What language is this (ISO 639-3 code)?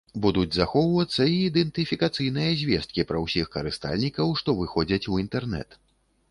bel